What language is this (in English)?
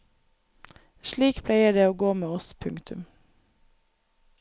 Norwegian